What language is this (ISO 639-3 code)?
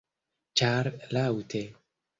epo